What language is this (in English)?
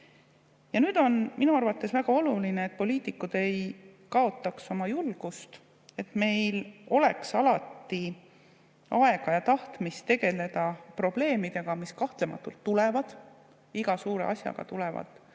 Estonian